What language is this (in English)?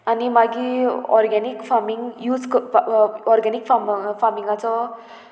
Konkani